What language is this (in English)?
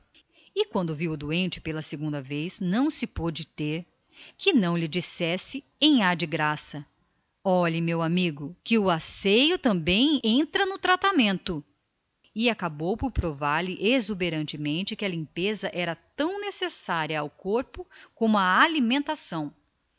Portuguese